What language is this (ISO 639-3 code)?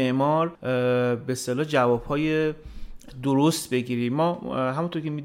fas